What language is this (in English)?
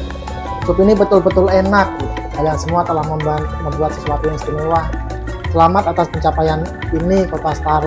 Indonesian